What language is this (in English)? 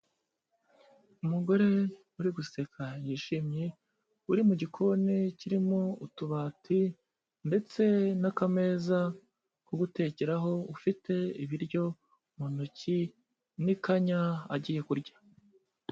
Kinyarwanda